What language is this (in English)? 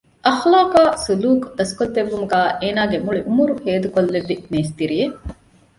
Divehi